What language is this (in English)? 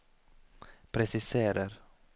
Norwegian